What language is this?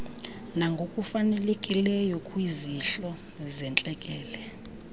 Xhosa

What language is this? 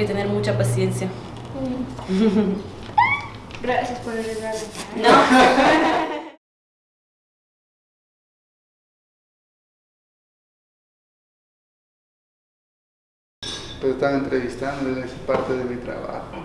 Spanish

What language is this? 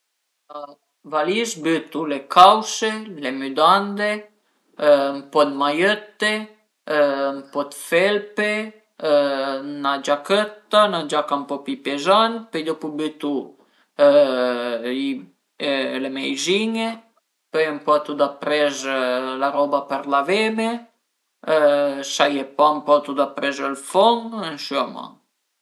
Piedmontese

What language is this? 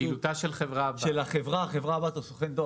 Hebrew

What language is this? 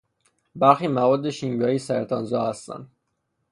Persian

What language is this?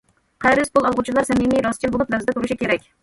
Uyghur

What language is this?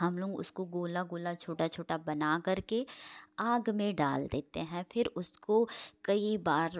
Hindi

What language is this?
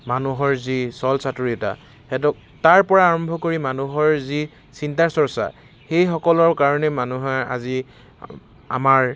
Assamese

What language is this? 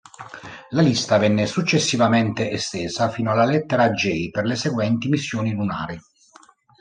Italian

